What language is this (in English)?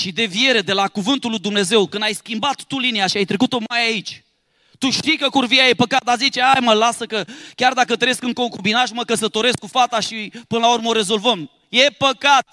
Romanian